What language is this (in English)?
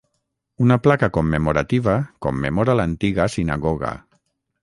Catalan